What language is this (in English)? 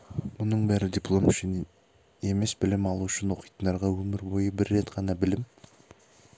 Kazakh